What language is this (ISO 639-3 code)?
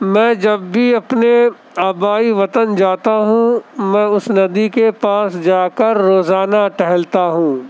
urd